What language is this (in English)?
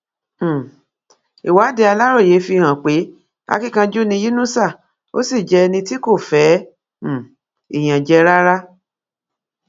Yoruba